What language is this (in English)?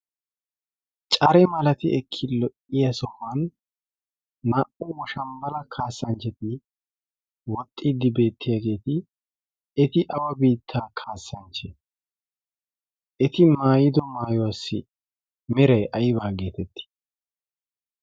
Wolaytta